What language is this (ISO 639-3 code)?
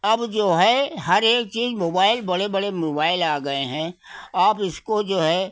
hin